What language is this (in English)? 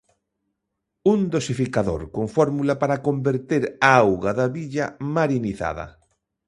Galician